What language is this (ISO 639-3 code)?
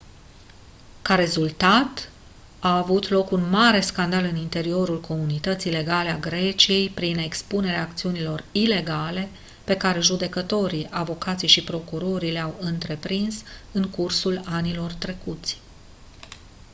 ron